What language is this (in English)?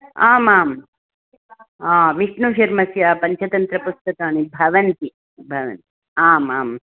Sanskrit